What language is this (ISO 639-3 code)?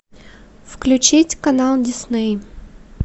rus